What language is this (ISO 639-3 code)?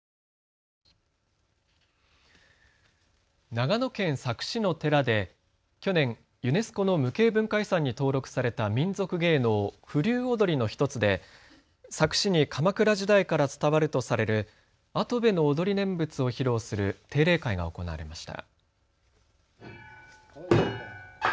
jpn